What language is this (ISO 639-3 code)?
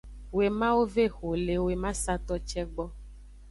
ajg